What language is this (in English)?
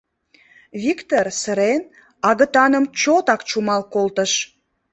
Mari